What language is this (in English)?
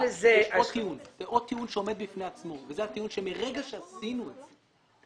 Hebrew